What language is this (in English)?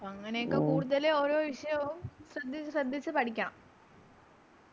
Malayalam